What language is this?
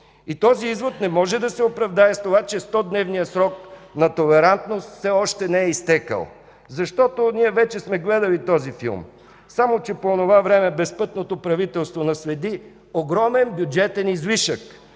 Bulgarian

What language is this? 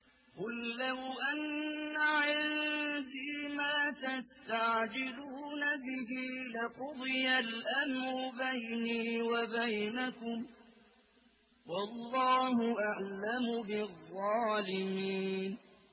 Arabic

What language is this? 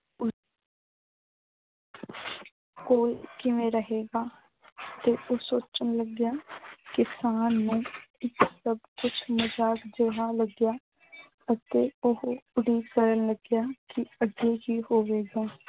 Punjabi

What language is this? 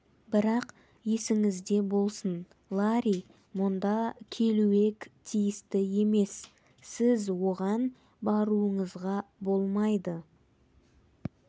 Kazakh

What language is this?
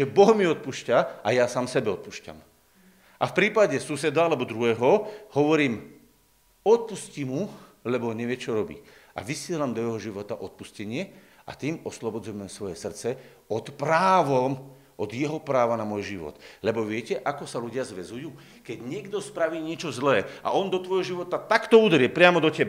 Slovak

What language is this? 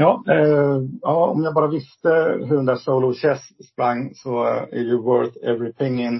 Swedish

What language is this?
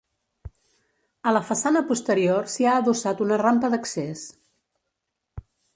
Catalan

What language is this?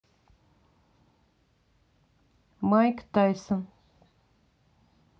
Russian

